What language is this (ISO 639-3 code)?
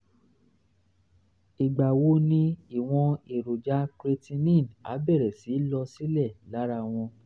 yor